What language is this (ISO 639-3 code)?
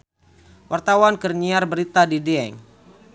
sun